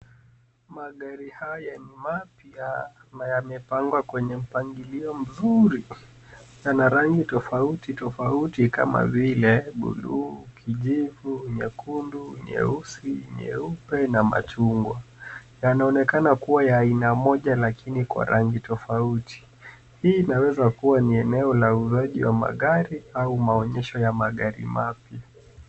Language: Swahili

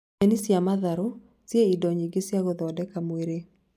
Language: Kikuyu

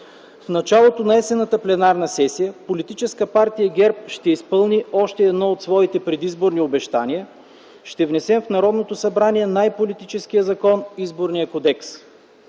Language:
Bulgarian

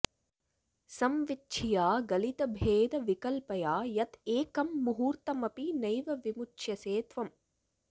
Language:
Sanskrit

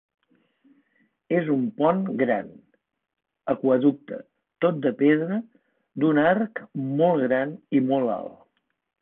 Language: Catalan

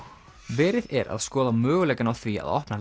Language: Icelandic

